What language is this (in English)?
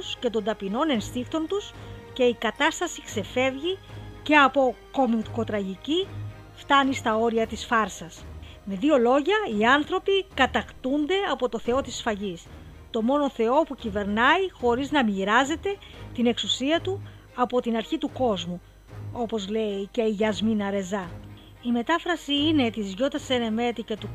Greek